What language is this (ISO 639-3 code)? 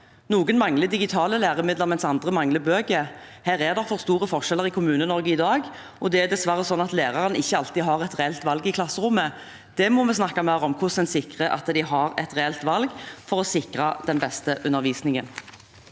nor